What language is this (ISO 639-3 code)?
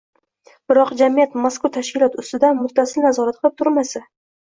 uzb